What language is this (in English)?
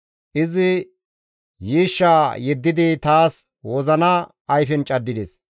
Gamo